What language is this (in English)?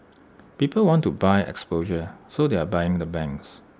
English